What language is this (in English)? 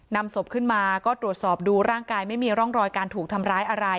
Thai